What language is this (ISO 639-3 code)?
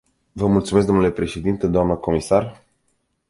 ron